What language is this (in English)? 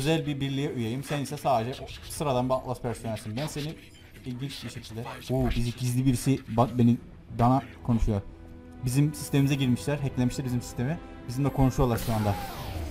Turkish